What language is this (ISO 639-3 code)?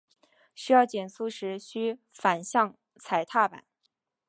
zho